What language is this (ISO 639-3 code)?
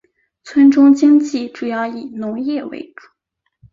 zho